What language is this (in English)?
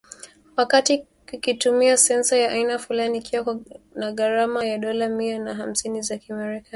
Swahili